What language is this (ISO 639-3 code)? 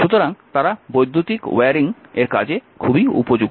ben